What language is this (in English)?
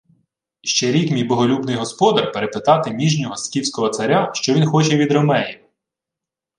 Ukrainian